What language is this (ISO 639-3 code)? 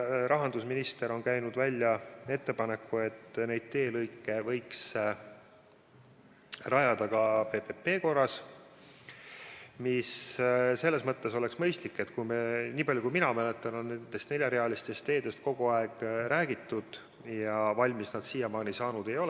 est